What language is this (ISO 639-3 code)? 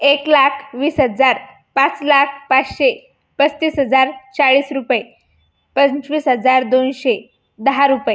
mar